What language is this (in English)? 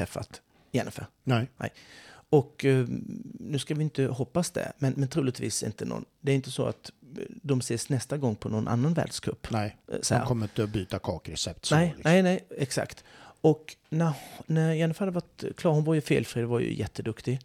Swedish